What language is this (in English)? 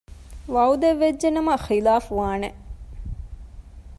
Divehi